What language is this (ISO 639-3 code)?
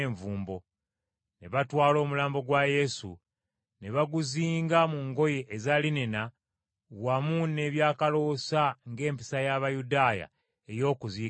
lug